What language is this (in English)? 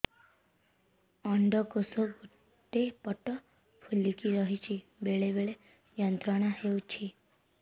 Odia